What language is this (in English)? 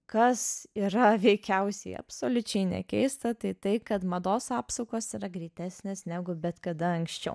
Lithuanian